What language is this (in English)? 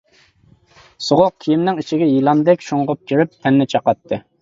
Uyghur